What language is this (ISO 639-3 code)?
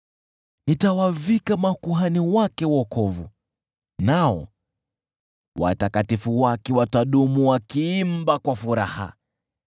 swa